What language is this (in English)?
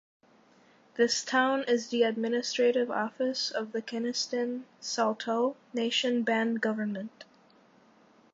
English